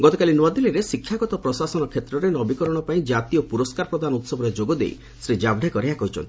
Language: Odia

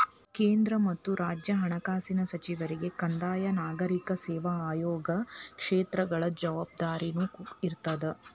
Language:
Kannada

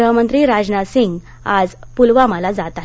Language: Marathi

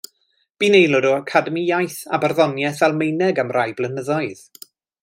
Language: Welsh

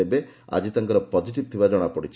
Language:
Odia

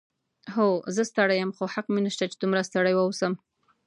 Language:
Pashto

